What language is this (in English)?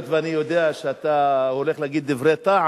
Hebrew